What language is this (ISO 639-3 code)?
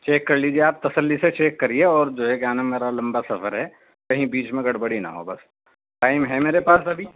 urd